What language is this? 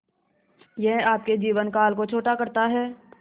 Hindi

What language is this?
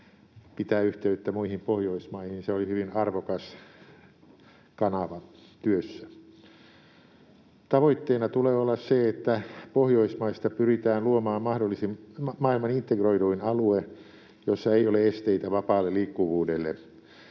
Finnish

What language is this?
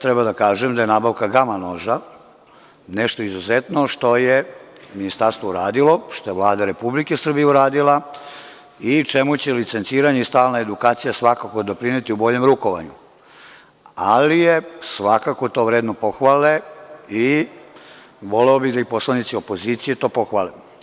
Serbian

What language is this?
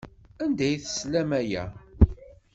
Kabyle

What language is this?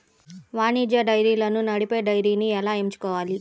Telugu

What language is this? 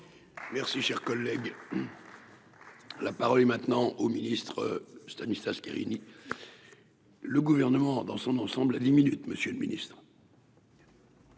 French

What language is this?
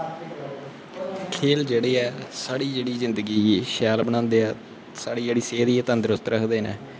Dogri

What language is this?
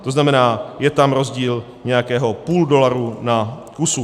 Czech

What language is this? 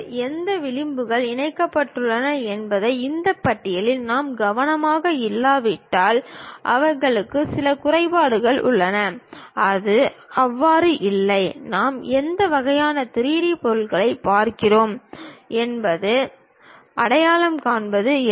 Tamil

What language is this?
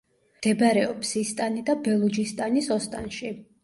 Georgian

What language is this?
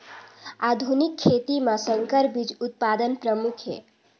Chhattisgarhi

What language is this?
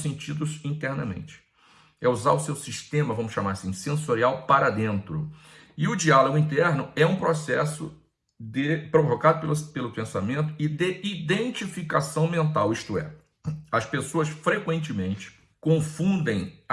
Portuguese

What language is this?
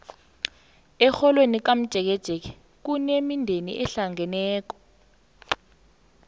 South Ndebele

